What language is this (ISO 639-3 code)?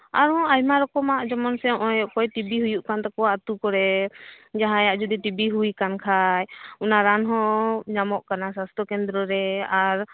sat